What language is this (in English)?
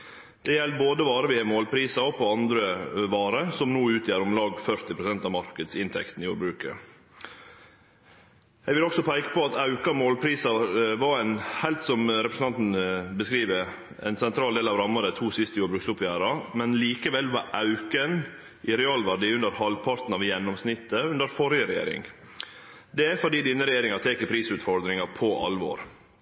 Norwegian Nynorsk